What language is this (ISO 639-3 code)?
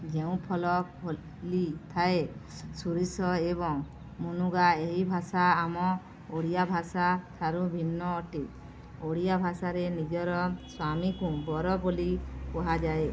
ori